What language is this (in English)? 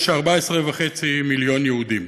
Hebrew